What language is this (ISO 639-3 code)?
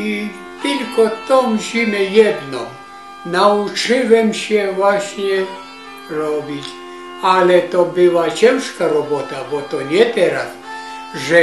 pol